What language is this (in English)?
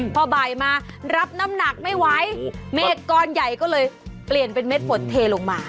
Thai